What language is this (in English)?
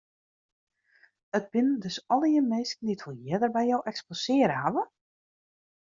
Western Frisian